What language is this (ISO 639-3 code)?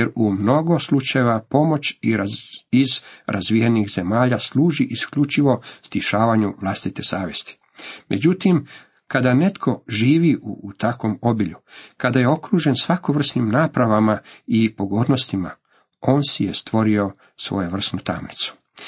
hrv